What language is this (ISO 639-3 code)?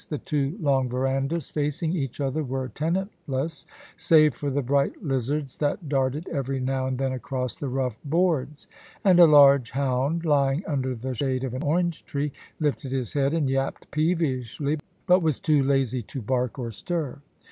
eng